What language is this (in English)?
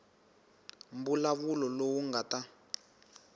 Tsonga